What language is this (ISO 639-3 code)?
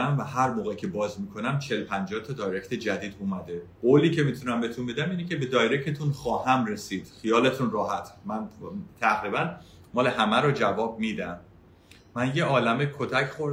fas